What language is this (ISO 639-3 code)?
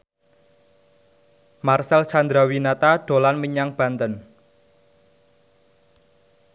jav